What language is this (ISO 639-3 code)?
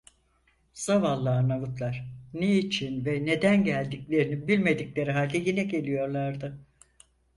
tur